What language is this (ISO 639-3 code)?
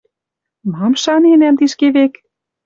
mrj